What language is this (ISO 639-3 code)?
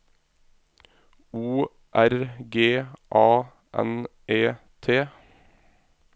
nor